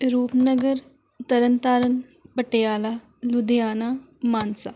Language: Punjabi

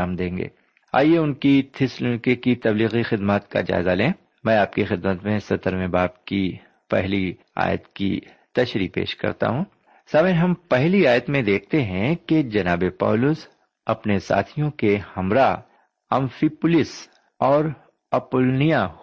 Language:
Urdu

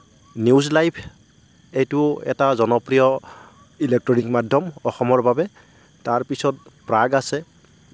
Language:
Assamese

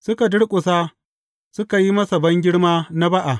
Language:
Hausa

